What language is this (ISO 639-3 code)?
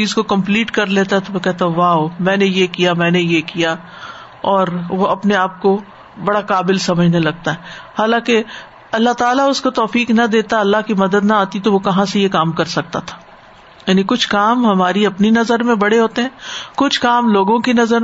urd